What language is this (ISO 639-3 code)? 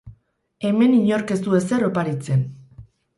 eus